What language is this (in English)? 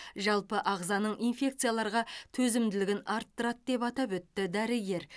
Kazakh